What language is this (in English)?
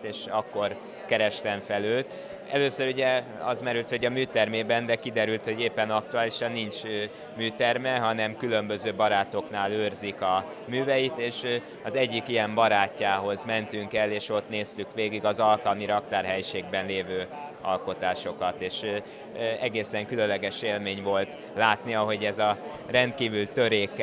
Hungarian